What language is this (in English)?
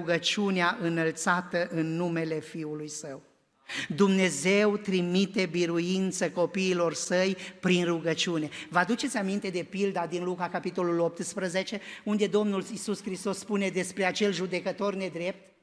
Romanian